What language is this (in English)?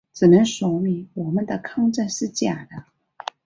Chinese